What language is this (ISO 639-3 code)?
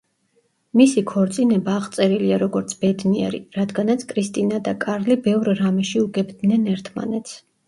kat